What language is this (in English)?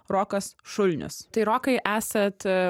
Lithuanian